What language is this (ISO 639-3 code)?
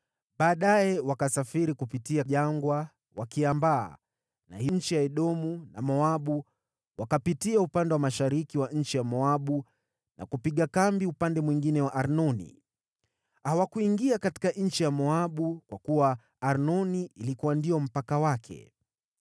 swa